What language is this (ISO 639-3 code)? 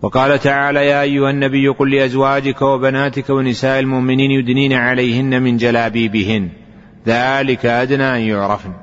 ara